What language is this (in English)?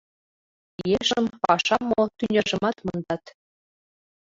Mari